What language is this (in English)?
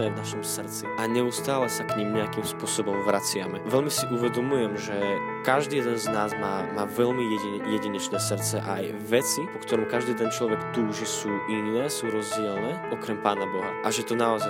Slovak